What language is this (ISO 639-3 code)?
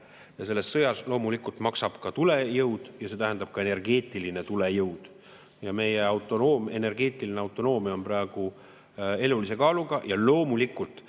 est